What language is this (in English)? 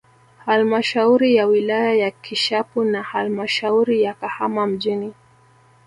Swahili